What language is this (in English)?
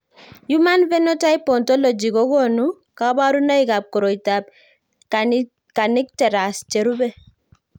Kalenjin